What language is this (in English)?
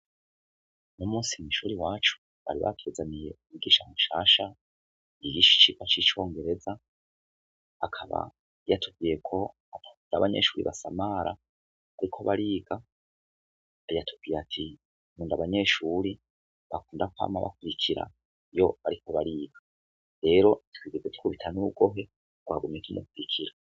Rundi